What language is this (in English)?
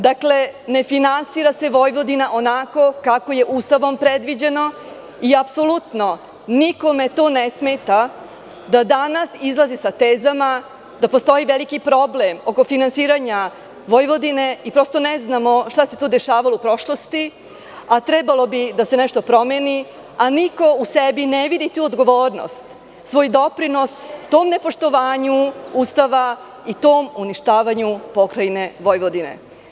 Serbian